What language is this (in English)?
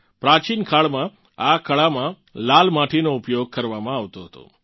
Gujarati